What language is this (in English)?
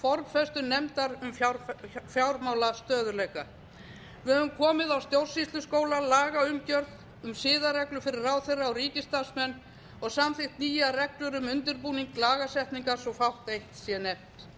Icelandic